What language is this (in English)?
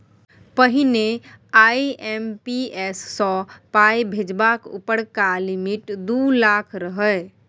Maithili